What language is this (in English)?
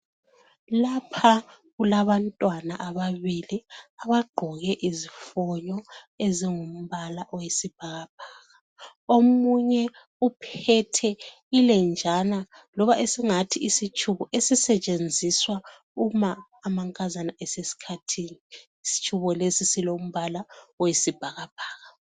North Ndebele